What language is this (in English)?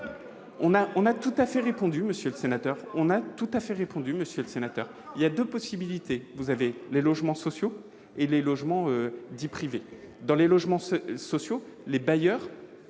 French